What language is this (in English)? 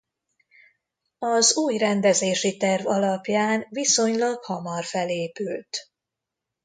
Hungarian